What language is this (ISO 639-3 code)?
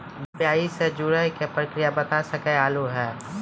mai